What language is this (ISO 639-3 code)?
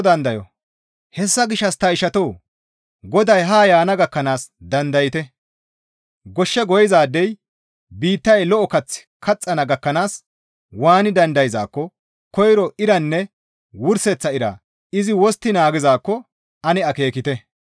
gmv